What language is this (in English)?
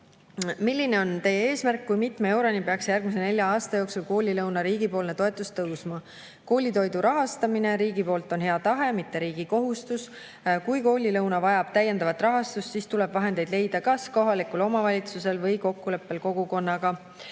Estonian